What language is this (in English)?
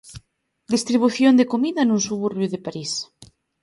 Galician